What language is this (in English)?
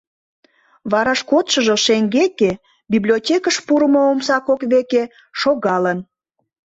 Mari